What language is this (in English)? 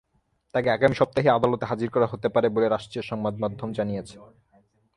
Bangla